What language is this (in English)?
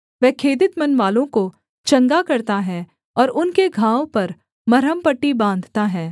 Hindi